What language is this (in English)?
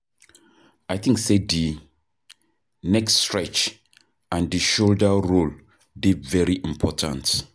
Nigerian Pidgin